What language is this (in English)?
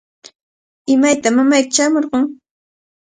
Cajatambo North Lima Quechua